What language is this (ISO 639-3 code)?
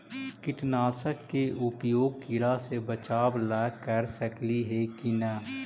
mag